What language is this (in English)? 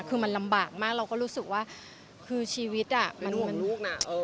Thai